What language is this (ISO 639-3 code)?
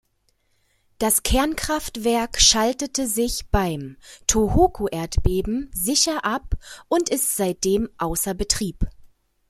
deu